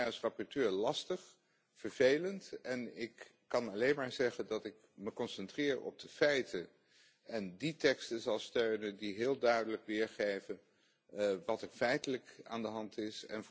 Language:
Dutch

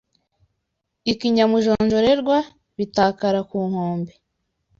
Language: Kinyarwanda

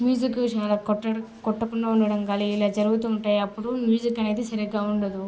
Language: Telugu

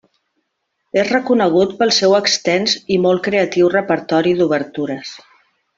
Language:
Catalan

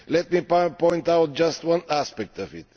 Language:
English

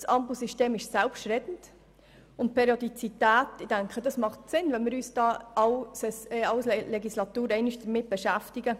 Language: Swiss German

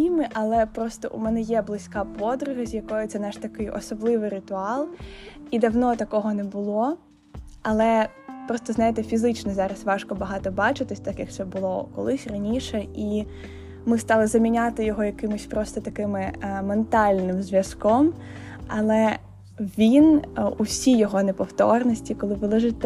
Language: Ukrainian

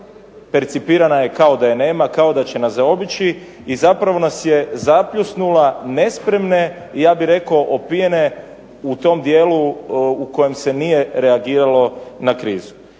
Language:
Croatian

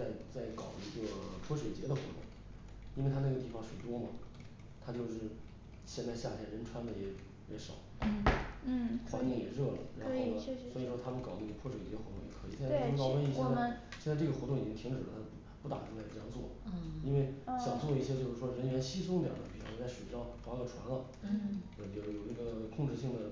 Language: Chinese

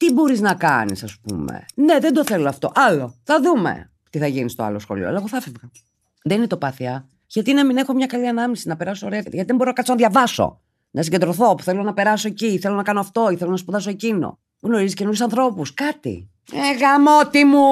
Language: Greek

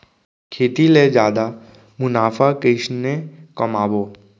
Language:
Chhattisgarhi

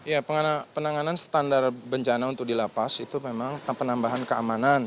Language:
Indonesian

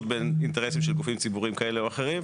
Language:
Hebrew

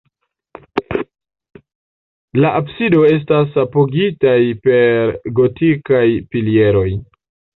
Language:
Esperanto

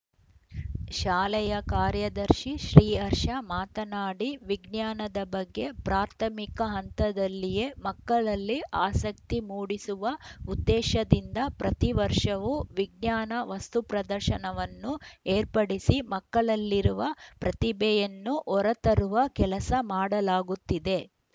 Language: Kannada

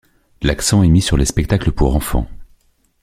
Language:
French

